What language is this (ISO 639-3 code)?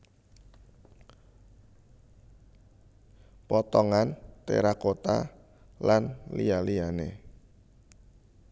jav